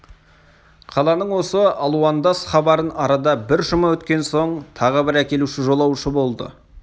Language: Kazakh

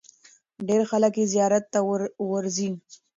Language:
Pashto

